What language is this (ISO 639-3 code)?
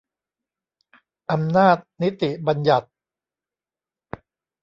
tha